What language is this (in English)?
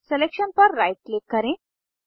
Hindi